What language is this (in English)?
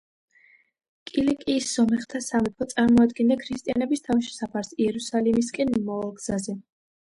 Georgian